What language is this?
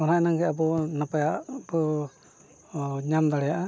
Santali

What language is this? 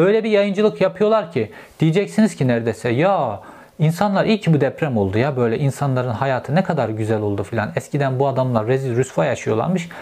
Turkish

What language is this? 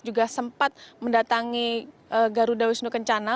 Indonesian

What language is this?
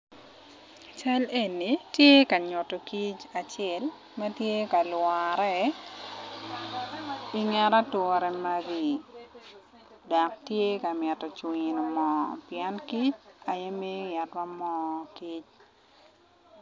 Acoli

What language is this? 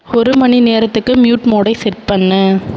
Tamil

